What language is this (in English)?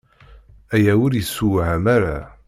Kabyle